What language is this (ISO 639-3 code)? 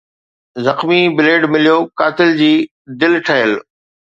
snd